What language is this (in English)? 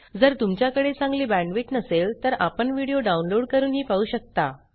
Marathi